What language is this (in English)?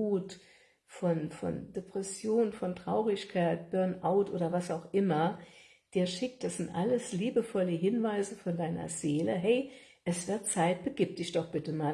German